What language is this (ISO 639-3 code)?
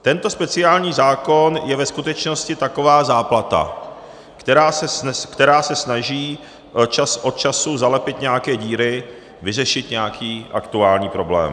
ces